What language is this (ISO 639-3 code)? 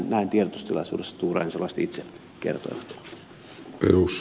fin